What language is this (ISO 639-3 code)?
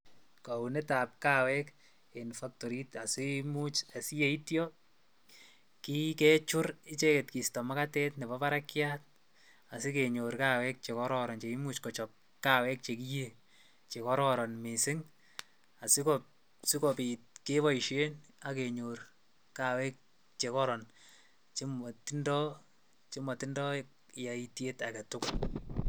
kln